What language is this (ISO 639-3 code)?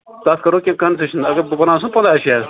kas